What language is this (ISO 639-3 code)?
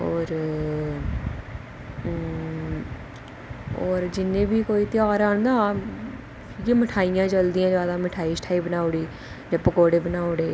doi